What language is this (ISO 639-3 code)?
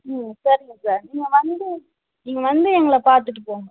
tam